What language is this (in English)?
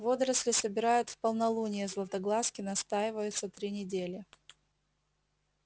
Russian